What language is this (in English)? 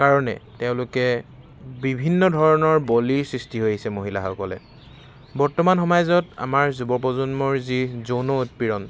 Assamese